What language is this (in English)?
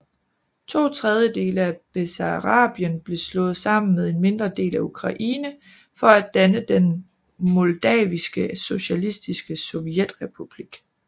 Danish